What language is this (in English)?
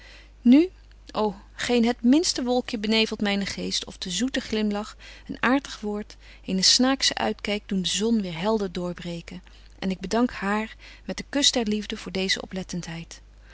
Dutch